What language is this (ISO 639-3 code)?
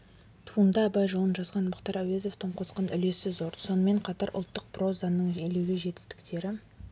kaz